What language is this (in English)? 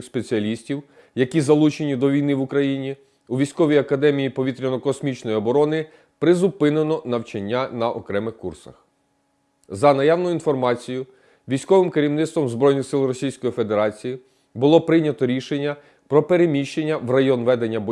Ukrainian